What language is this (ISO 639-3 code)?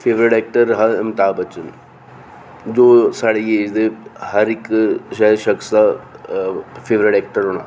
doi